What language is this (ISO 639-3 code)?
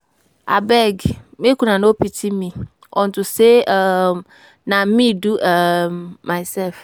pcm